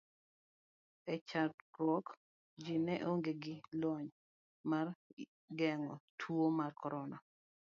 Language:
Luo (Kenya and Tanzania)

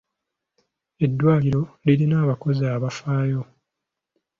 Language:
Ganda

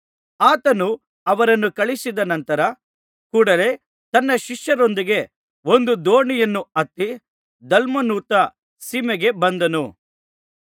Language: Kannada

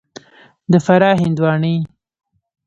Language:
Pashto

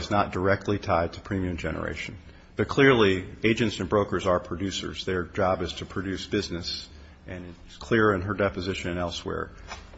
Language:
English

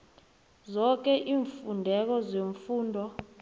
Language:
South Ndebele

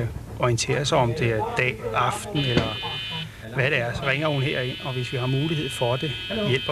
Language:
Danish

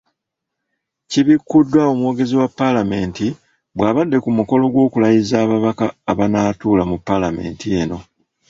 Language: Ganda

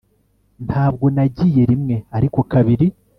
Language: Kinyarwanda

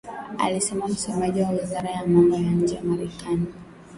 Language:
Swahili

